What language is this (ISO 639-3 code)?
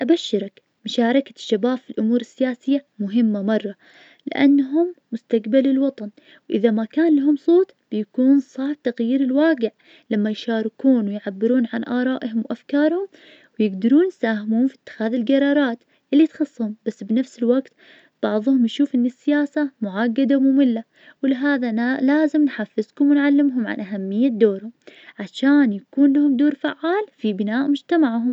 ars